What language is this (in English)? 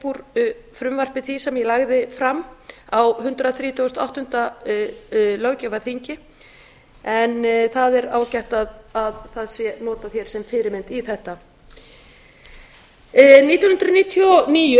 Icelandic